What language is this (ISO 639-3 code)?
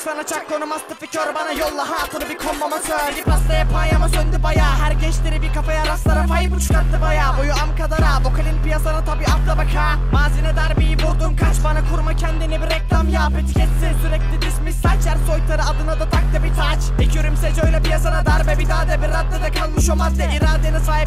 tur